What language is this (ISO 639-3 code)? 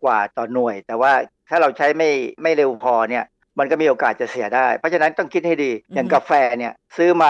tha